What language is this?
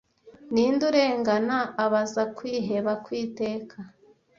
Kinyarwanda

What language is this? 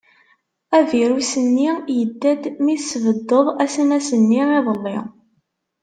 Kabyle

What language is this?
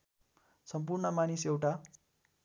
Nepali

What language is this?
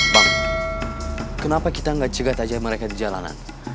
Indonesian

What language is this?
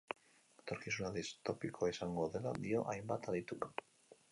Basque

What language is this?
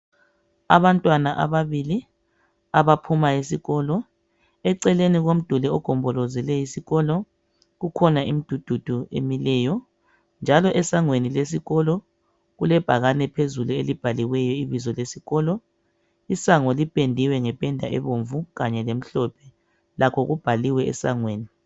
North Ndebele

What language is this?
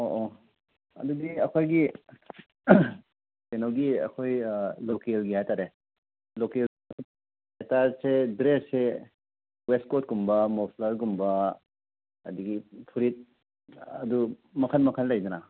Manipuri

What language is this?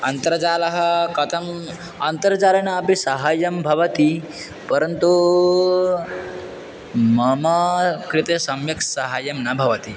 Sanskrit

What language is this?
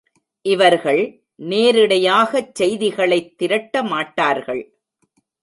Tamil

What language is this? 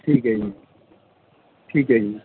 Punjabi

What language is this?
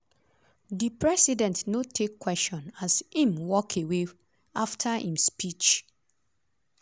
Nigerian Pidgin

